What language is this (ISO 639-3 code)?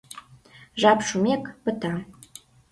chm